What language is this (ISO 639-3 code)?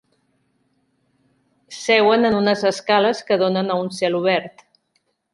cat